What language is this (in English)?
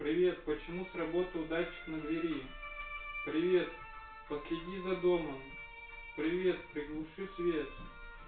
Russian